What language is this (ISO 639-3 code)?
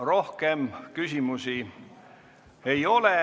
est